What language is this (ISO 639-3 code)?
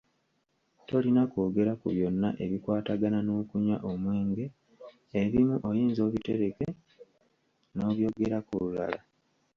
lug